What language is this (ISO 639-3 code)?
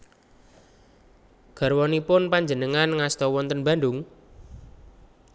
jav